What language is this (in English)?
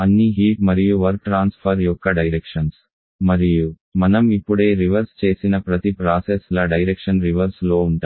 Telugu